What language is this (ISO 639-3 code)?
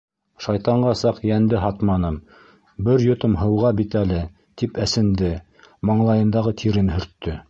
bak